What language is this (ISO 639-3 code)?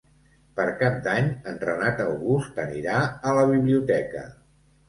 cat